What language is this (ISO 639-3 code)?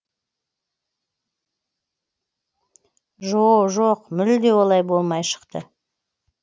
kaz